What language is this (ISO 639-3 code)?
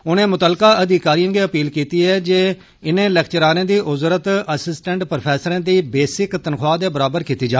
doi